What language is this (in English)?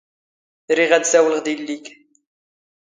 Standard Moroccan Tamazight